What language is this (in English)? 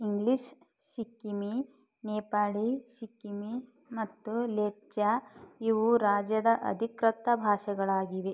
Kannada